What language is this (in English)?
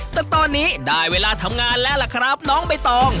Thai